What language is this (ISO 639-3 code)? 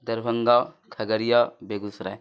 urd